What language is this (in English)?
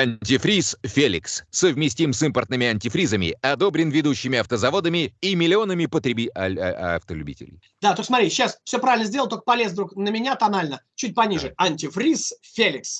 Russian